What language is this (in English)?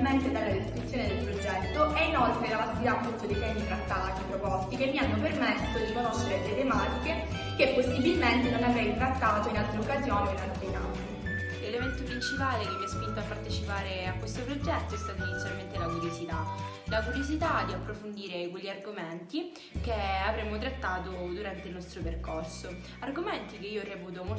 Italian